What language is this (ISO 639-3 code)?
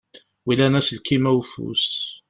kab